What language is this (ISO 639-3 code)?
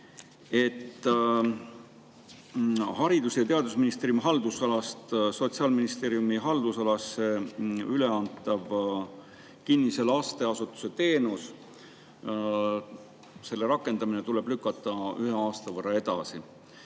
est